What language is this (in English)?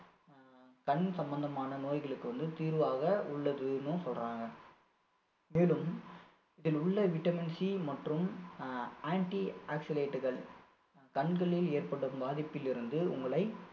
Tamil